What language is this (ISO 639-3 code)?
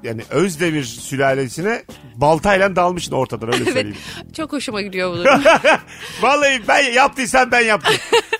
tur